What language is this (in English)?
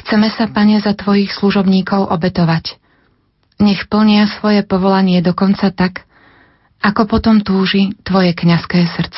Slovak